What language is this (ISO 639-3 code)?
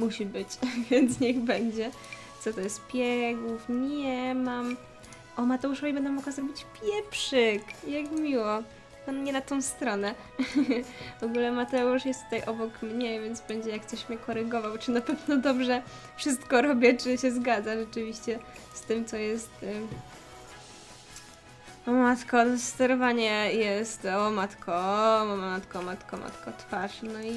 pol